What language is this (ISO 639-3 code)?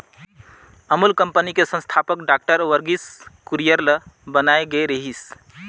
hne